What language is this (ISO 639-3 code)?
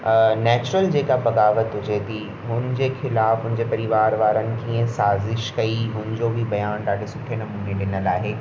snd